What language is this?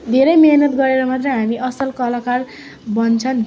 Nepali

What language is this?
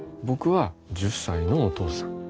Japanese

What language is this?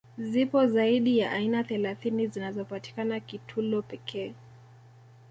Swahili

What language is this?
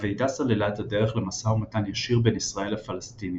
Hebrew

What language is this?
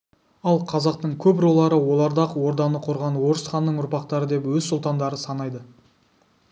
Kazakh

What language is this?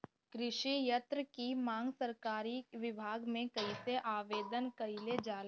Bhojpuri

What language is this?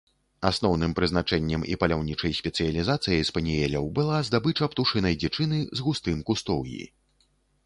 Belarusian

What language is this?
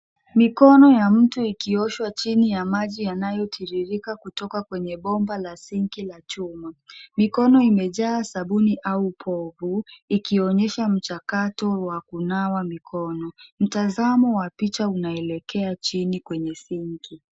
Swahili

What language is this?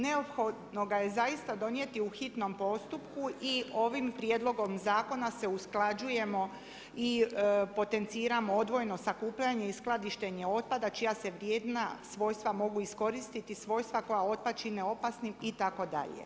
Croatian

